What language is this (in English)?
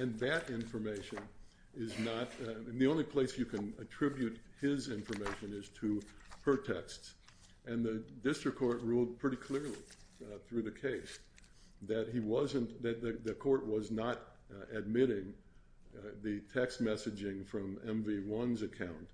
English